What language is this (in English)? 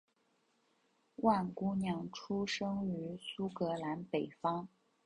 Chinese